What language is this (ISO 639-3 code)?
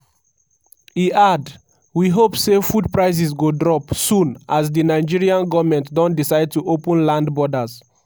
pcm